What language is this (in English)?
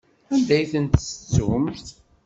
Kabyle